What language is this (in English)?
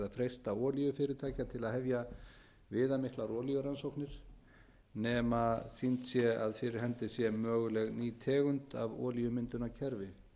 Icelandic